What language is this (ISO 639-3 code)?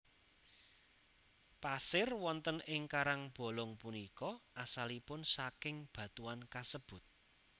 jav